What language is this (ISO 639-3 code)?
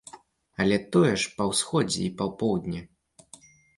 bel